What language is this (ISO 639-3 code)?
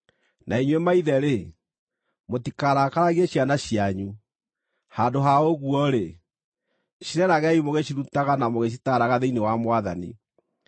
kik